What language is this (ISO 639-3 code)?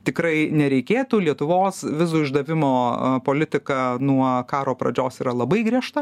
lit